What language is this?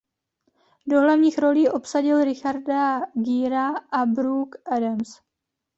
Czech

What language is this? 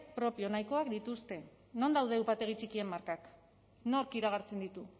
Basque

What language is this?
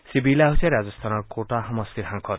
Assamese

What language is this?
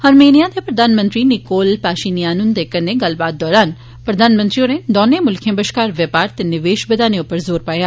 Dogri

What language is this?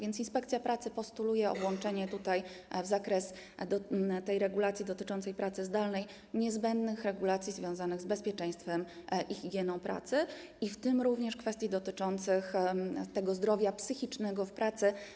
Polish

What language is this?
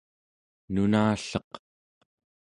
Central Yupik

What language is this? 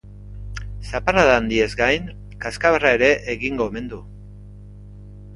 Basque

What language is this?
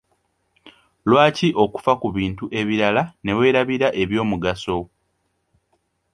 Ganda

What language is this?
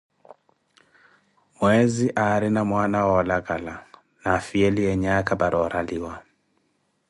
Koti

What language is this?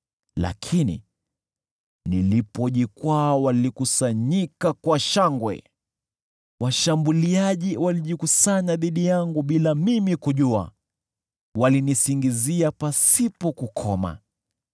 Swahili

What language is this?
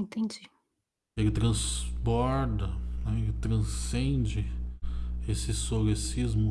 Portuguese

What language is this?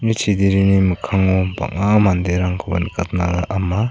Garo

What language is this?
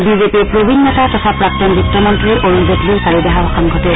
Assamese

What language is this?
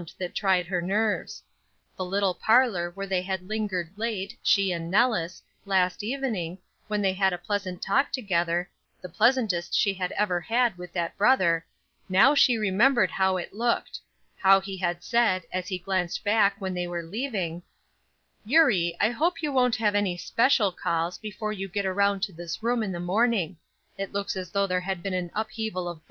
English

